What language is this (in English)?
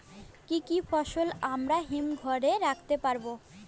Bangla